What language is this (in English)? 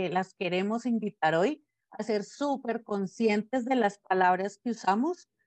Spanish